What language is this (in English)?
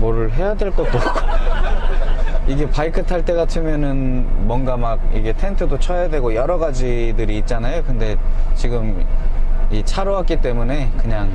Korean